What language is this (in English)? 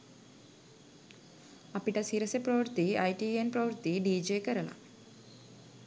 Sinhala